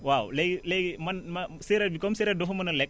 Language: Wolof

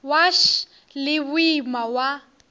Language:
Northern Sotho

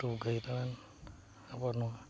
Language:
Santali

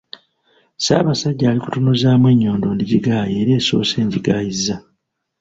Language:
Ganda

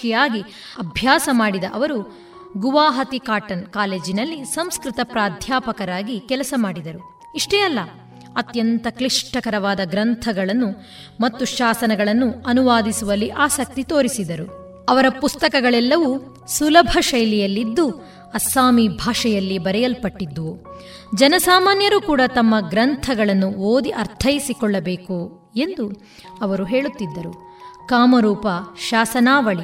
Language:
Kannada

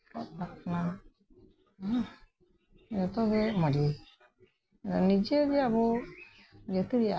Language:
Santali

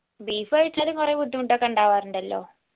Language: Malayalam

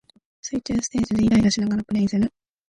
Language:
Japanese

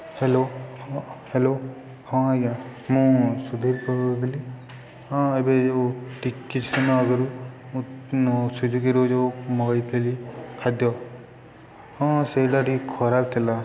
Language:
Odia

